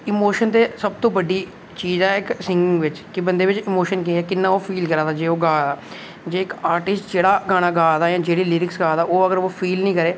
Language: Dogri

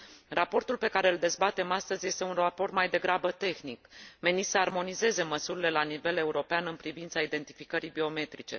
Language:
Romanian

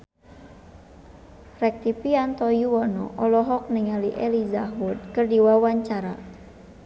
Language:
Sundanese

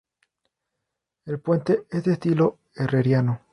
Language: Spanish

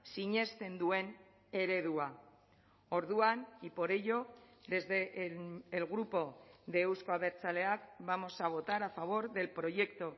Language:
Spanish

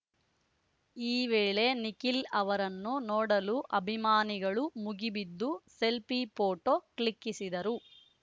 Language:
Kannada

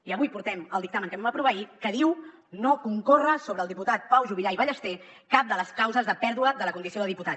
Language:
Catalan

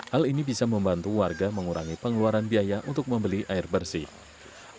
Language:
Indonesian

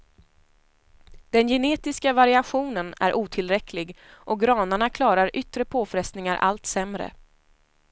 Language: Swedish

